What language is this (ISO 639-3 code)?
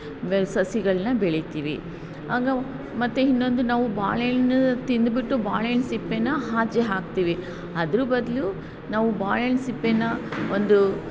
kan